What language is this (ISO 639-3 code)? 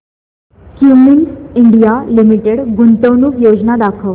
mar